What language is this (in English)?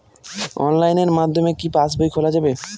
Bangla